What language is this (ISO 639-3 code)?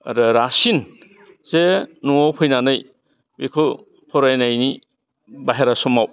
brx